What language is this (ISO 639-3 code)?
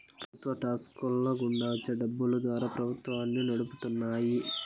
tel